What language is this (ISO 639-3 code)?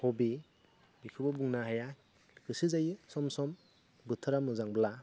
brx